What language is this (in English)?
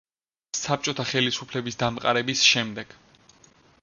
Georgian